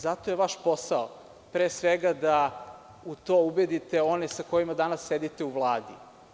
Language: Serbian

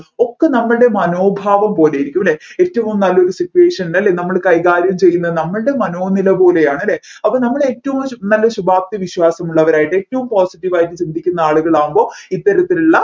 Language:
Malayalam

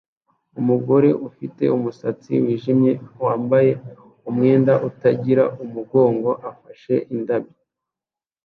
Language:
Kinyarwanda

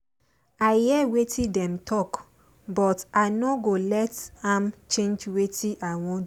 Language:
Nigerian Pidgin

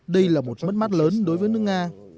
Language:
Vietnamese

